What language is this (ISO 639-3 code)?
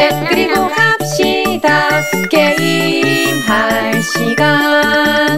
ron